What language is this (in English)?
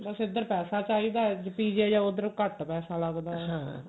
Punjabi